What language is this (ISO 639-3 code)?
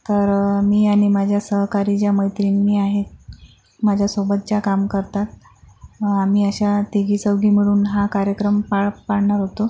mar